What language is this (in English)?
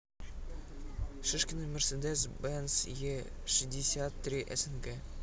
Russian